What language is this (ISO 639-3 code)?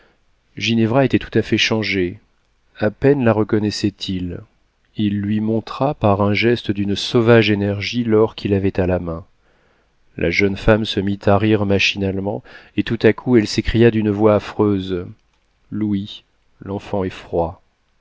fra